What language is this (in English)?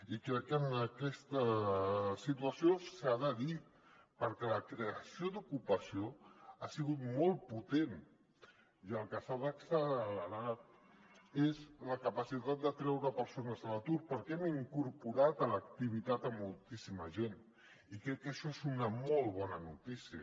Catalan